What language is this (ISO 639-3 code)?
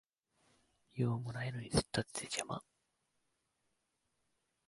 jpn